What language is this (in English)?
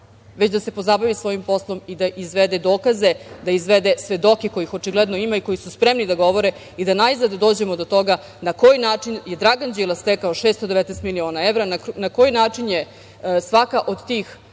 Serbian